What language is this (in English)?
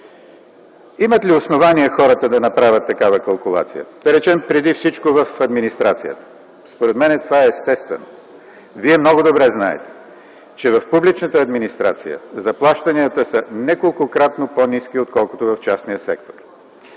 Bulgarian